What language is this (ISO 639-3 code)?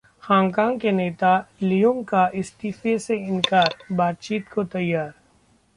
hin